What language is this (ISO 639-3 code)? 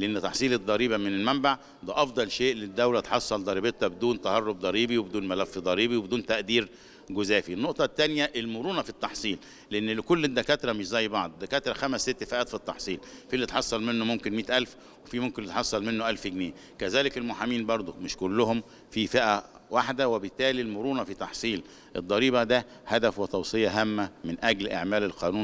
ara